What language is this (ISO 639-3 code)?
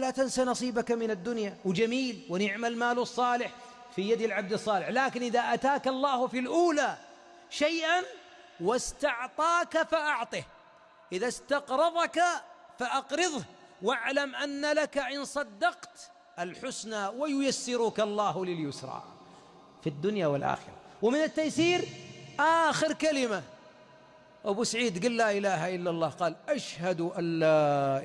ara